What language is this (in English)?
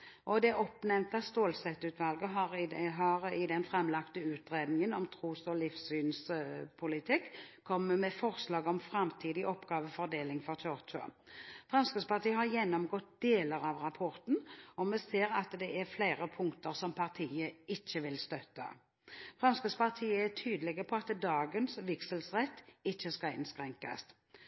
Norwegian Bokmål